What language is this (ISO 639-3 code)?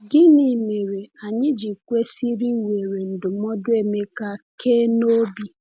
ibo